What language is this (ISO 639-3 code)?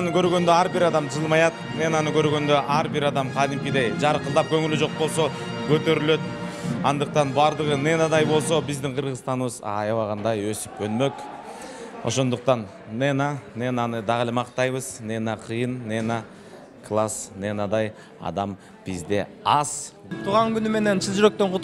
rus